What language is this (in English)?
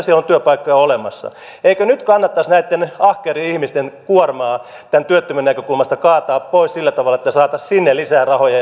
Finnish